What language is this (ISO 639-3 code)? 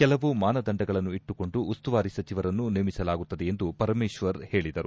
kan